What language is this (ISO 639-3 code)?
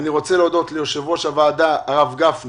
heb